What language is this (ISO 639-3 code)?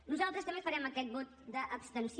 cat